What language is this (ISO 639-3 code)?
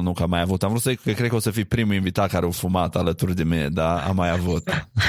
ron